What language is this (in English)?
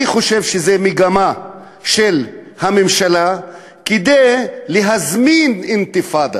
Hebrew